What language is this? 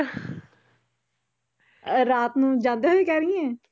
Punjabi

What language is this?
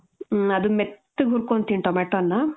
Kannada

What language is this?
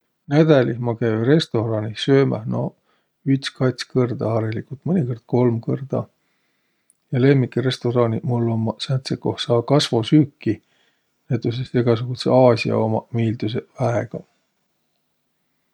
Võro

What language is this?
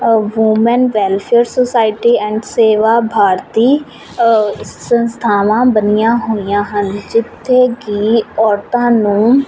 Punjabi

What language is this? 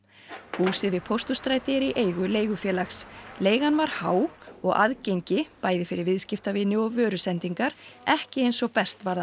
Icelandic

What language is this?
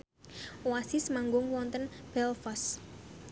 Javanese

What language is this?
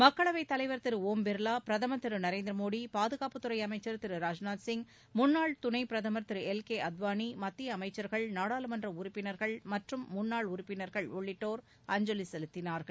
Tamil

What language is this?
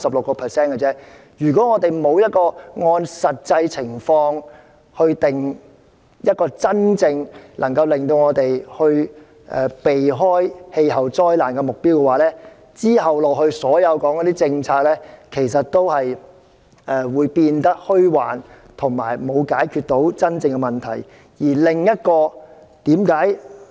Cantonese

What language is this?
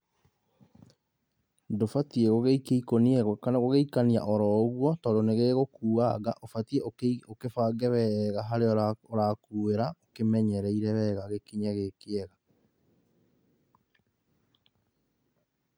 Kikuyu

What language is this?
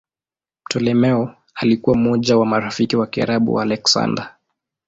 Swahili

